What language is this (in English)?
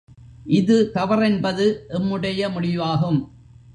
Tamil